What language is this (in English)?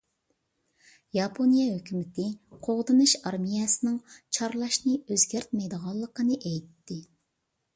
Uyghur